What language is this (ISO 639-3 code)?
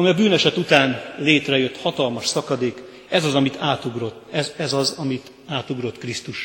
hun